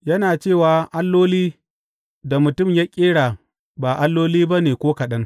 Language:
Hausa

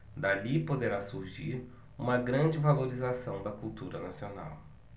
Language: Portuguese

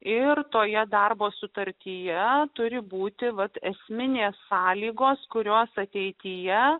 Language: Lithuanian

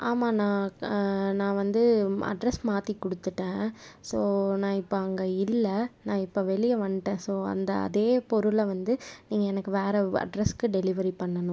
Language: Tamil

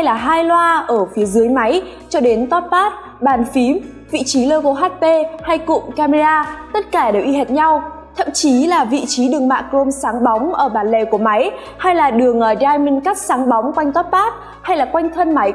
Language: Vietnamese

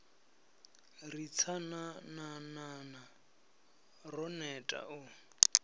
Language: Venda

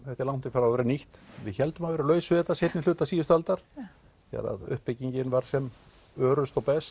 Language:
Icelandic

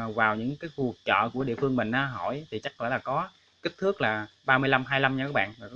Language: Vietnamese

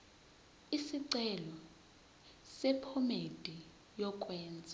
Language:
Zulu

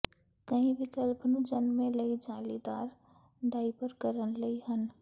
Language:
Punjabi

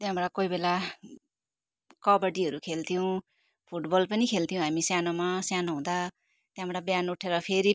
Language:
Nepali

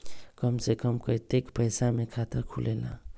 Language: Magahi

